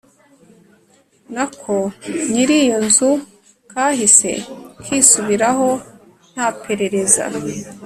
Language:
Kinyarwanda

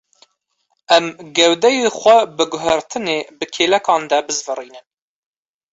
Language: Kurdish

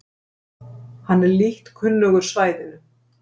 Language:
Icelandic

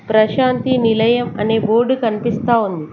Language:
Telugu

